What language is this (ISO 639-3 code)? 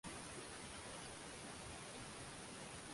swa